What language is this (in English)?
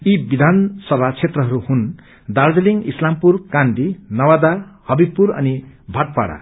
Nepali